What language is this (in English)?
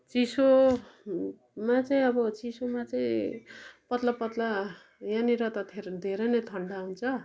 Nepali